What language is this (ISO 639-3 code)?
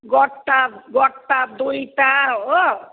nep